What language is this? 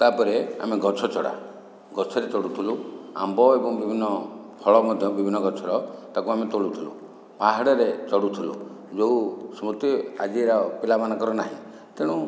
Odia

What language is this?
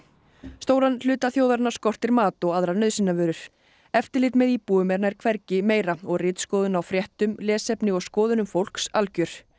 Icelandic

